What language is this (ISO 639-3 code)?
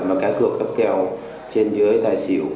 vie